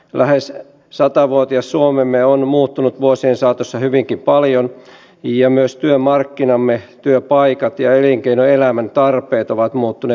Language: Finnish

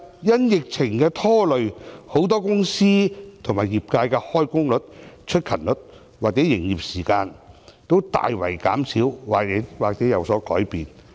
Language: Cantonese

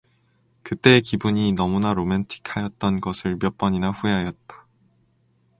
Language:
Korean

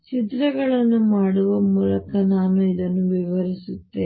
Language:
Kannada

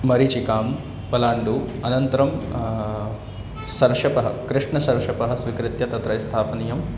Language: Sanskrit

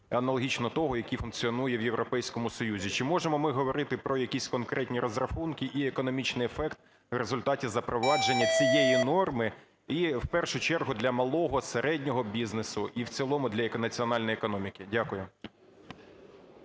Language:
Ukrainian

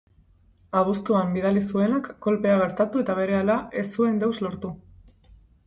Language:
Basque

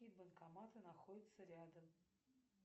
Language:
Russian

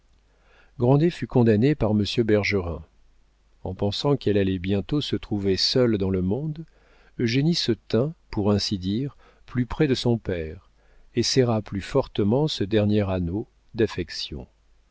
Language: French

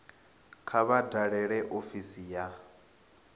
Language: Venda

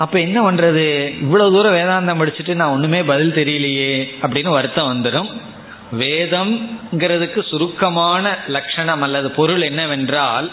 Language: Tamil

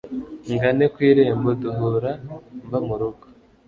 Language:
Kinyarwanda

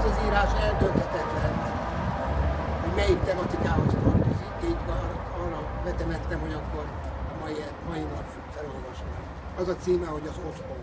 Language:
Hungarian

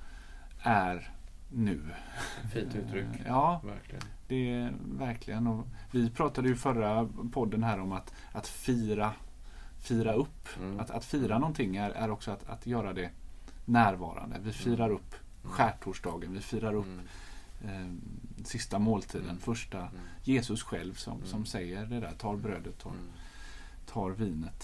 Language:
Swedish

